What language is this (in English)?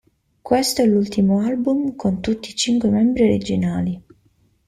Italian